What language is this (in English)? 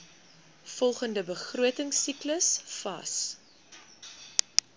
Afrikaans